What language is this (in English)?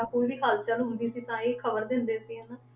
Punjabi